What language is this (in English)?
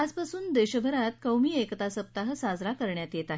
Marathi